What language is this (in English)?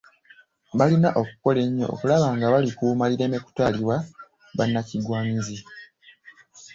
Ganda